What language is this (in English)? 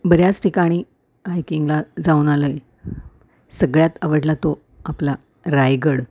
Marathi